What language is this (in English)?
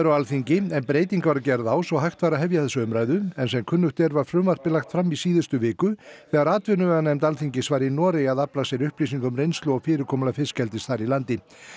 Icelandic